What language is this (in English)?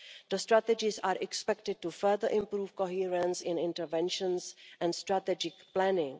English